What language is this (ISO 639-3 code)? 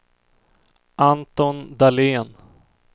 swe